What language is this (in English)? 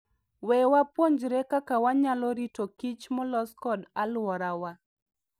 Luo (Kenya and Tanzania)